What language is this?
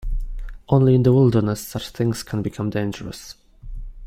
English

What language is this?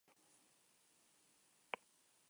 Basque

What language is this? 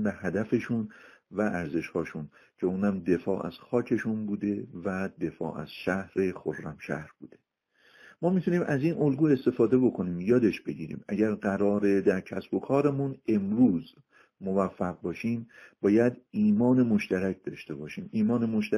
Persian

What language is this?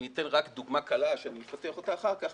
Hebrew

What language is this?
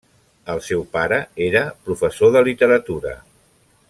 Catalan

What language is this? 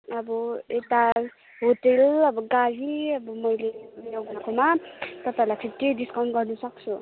Nepali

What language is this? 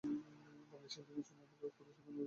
Bangla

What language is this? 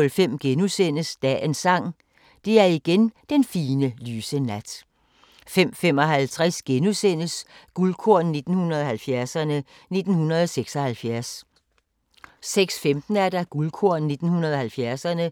Danish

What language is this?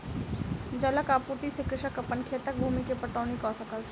Maithili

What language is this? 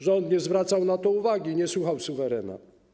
Polish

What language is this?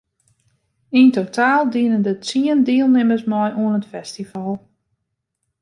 Western Frisian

